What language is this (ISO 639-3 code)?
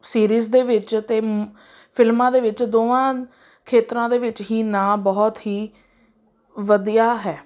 pan